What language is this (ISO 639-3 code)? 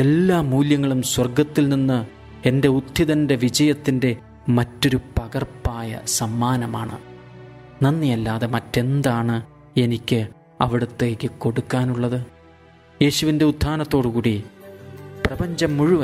mal